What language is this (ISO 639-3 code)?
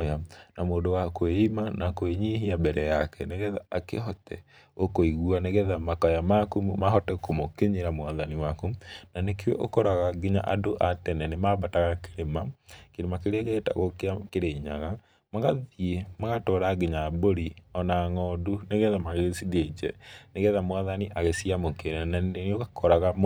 kik